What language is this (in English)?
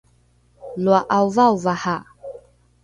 Rukai